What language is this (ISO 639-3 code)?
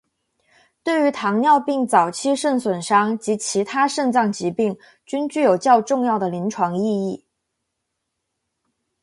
zho